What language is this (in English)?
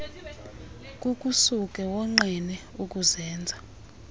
Xhosa